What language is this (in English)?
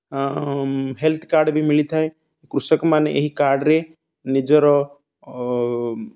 Odia